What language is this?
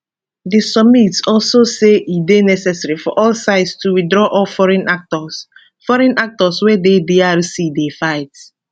Nigerian Pidgin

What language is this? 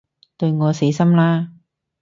Cantonese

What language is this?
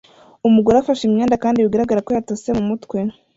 Kinyarwanda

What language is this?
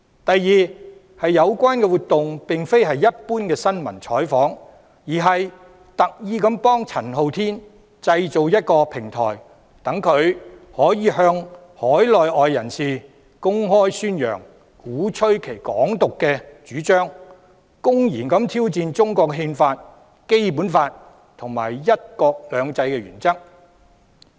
Cantonese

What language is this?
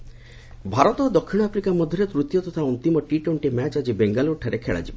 Odia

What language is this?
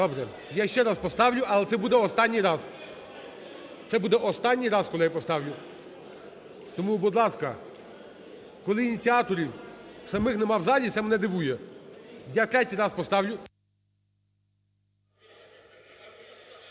Ukrainian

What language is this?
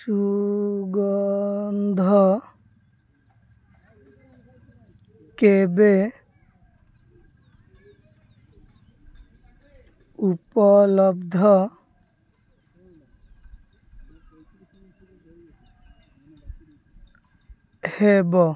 Odia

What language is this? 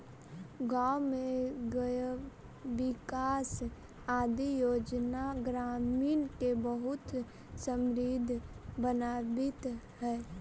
Magahi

